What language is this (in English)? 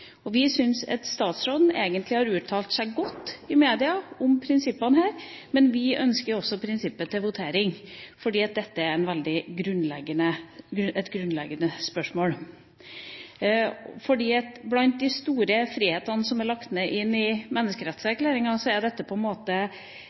Norwegian Bokmål